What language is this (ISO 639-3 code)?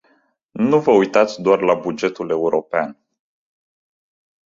ron